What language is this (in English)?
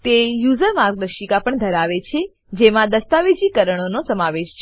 Gujarati